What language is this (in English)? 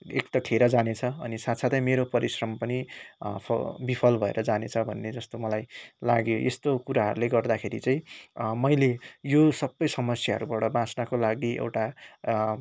Nepali